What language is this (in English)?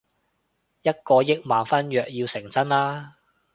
Cantonese